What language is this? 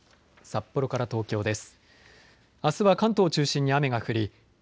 Japanese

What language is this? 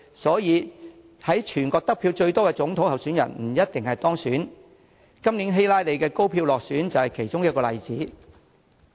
Cantonese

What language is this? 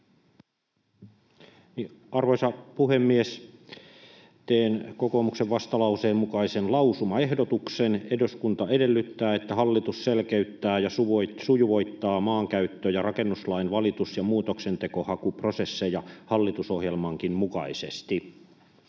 Finnish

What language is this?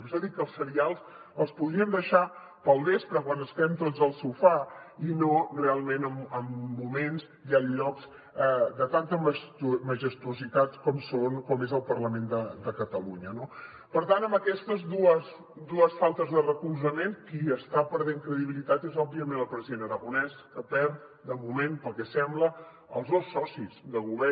Catalan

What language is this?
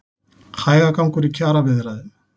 Icelandic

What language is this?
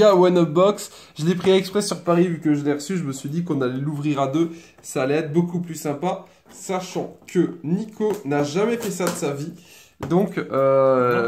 French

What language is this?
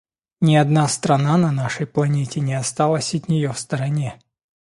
Russian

